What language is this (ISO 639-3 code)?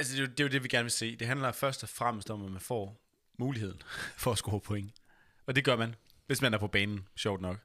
dan